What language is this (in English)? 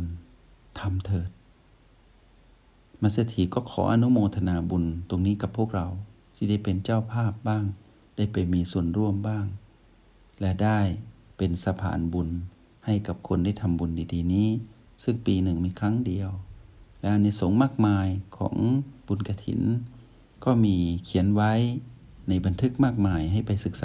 Thai